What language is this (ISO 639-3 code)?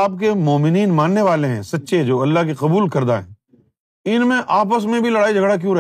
urd